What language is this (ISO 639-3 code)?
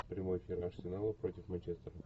rus